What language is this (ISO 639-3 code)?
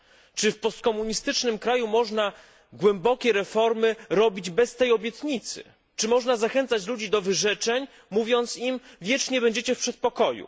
pol